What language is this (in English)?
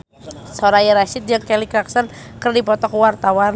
Sundanese